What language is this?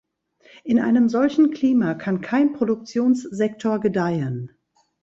German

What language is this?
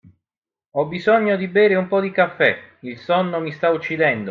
Italian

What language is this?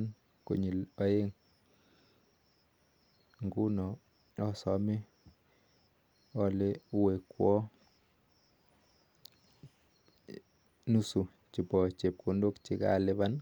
Kalenjin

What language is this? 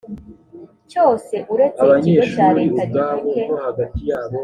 Kinyarwanda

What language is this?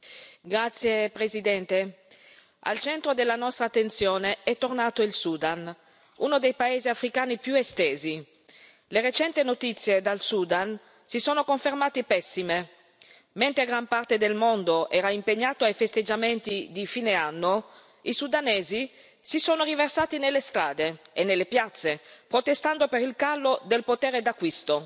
Italian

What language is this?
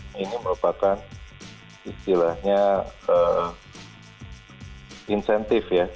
Indonesian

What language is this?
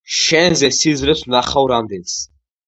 Georgian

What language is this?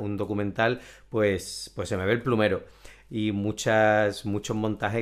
Spanish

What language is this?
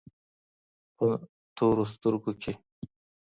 Pashto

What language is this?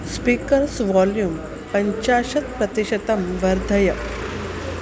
Sanskrit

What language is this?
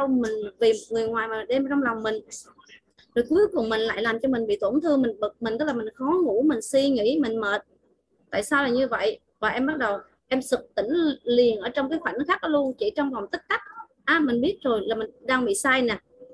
Vietnamese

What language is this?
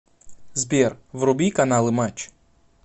Russian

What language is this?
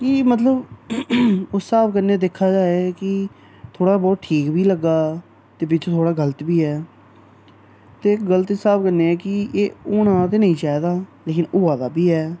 Dogri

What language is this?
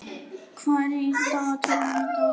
Icelandic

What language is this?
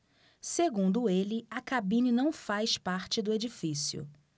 Portuguese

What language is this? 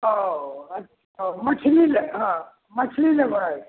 Maithili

